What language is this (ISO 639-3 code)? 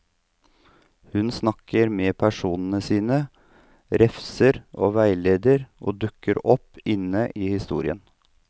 nor